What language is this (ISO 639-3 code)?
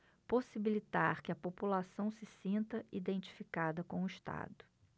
por